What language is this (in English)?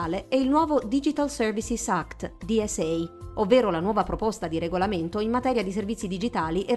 Italian